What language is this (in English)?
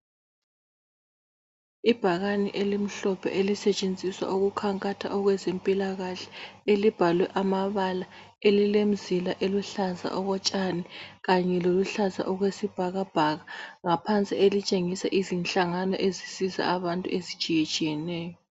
North Ndebele